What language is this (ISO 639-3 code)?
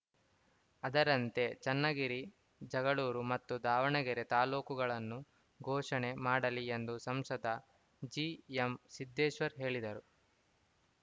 kan